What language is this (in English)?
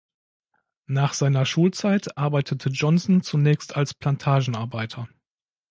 German